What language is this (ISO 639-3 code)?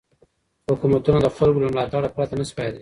pus